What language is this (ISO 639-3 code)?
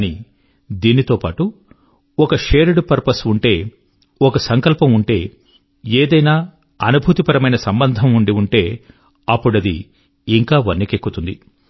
tel